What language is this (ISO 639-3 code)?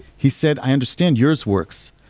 eng